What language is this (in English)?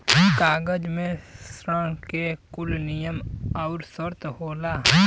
Bhojpuri